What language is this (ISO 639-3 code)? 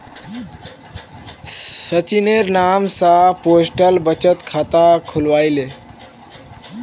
mag